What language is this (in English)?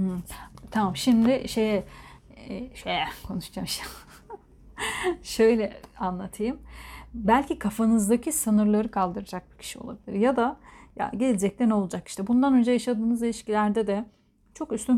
Turkish